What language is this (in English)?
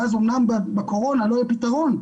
Hebrew